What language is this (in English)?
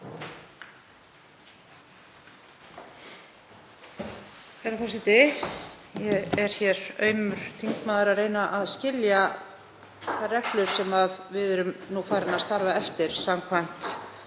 Icelandic